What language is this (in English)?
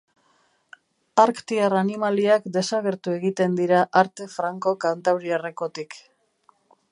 Basque